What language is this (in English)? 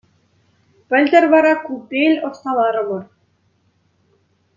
Chuvash